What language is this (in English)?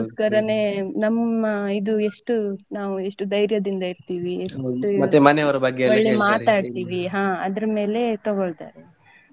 Kannada